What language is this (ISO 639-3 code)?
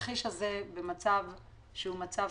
heb